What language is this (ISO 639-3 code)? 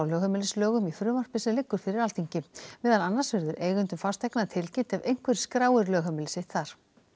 isl